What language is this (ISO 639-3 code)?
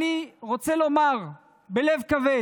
heb